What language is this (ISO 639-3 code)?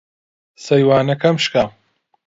ckb